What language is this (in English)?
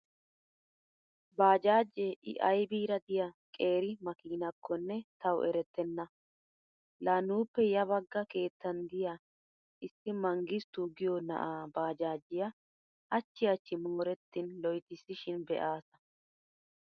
Wolaytta